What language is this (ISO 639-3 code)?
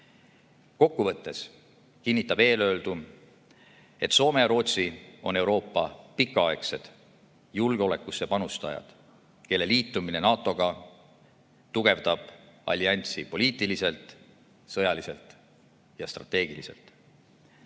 est